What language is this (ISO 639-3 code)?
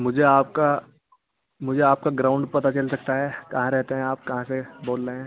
urd